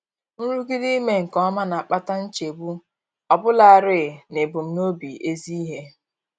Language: Igbo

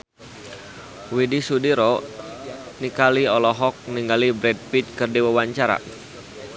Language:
Sundanese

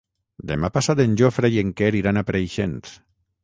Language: Catalan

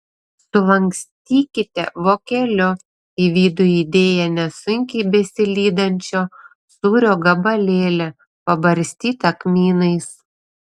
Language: Lithuanian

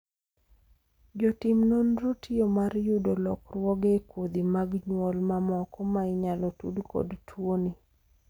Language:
Luo (Kenya and Tanzania)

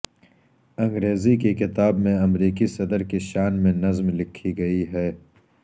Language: Urdu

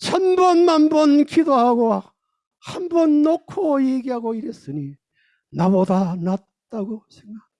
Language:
Korean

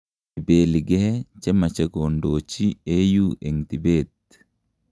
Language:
Kalenjin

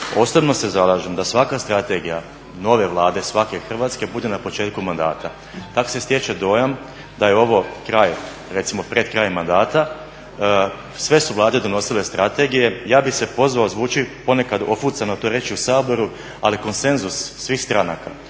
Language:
Croatian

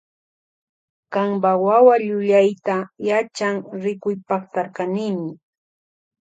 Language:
Loja Highland Quichua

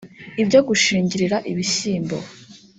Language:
Kinyarwanda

